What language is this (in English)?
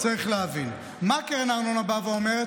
Hebrew